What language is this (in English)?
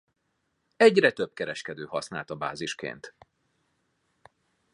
Hungarian